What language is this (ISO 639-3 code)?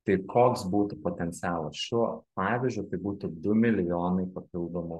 lit